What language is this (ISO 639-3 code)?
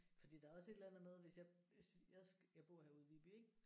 dan